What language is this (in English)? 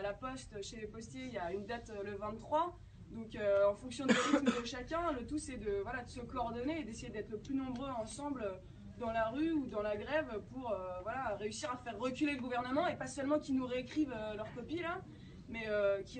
French